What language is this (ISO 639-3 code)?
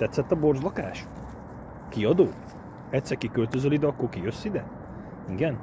hun